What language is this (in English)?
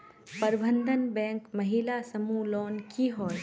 Magahi